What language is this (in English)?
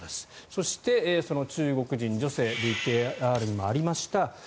Japanese